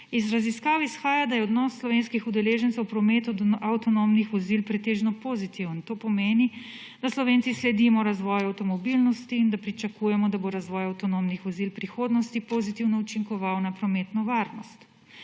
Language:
Slovenian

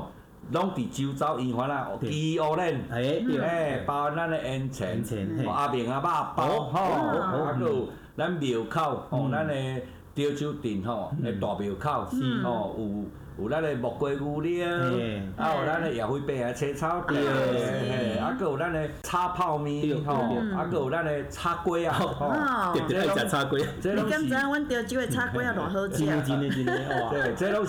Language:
Chinese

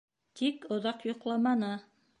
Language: Bashkir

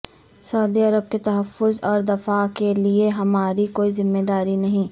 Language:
Urdu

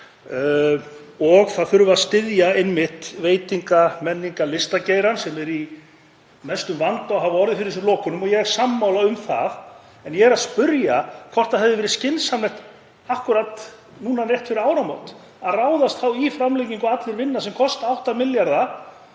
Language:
Icelandic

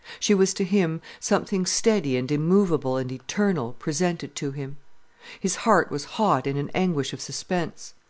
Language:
English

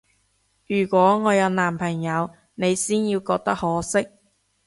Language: Cantonese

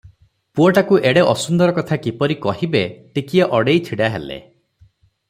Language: Odia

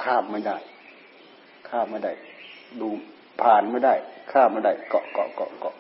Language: Thai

